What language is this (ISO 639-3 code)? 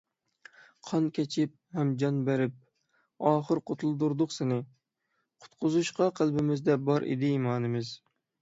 uig